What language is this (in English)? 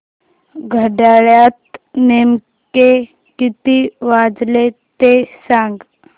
Marathi